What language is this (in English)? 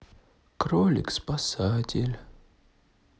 Russian